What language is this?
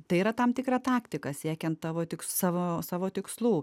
Lithuanian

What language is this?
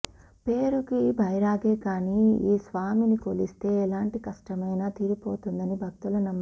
Telugu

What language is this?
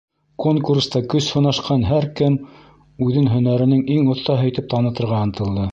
Bashkir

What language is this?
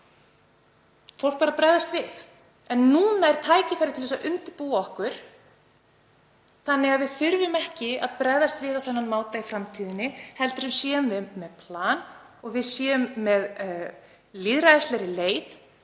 Icelandic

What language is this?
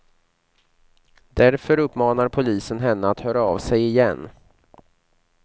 Swedish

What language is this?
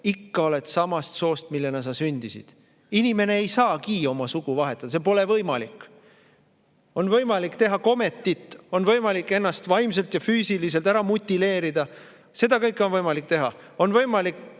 Estonian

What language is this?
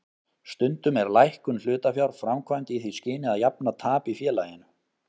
Icelandic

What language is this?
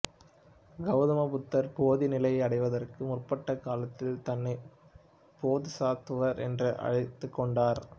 Tamil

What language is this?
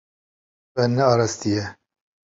Kurdish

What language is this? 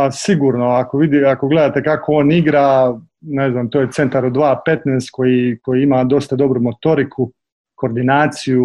Croatian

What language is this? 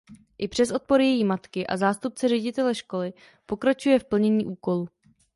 Czech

